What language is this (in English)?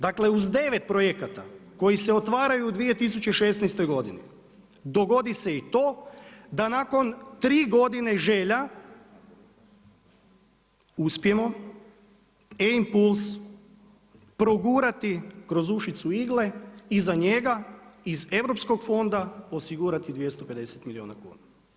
Croatian